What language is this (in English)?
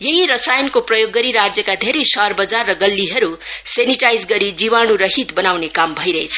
Nepali